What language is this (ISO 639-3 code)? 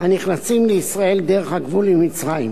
heb